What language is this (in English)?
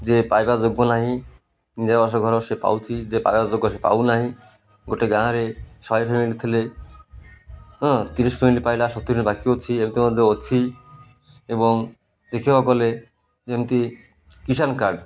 Odia